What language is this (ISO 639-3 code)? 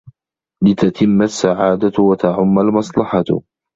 ara